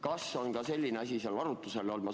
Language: Estonian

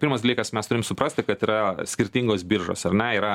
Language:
Lithuanian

